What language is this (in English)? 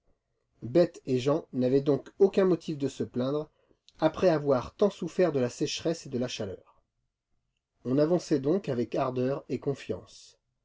French